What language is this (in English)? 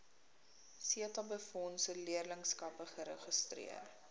Afrikaans